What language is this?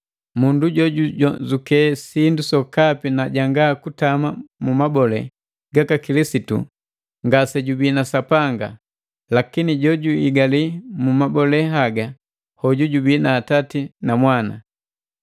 Matengo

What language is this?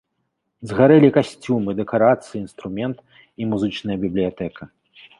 Belarusian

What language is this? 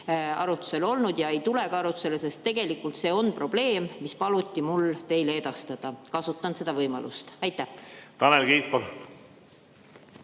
Estonian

